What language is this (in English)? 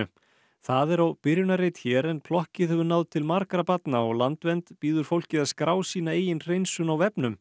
Icelandic